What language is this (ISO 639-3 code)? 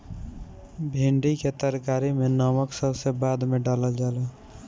bho